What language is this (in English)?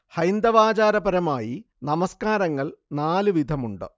Malayalam